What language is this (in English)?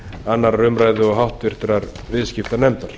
Icelandic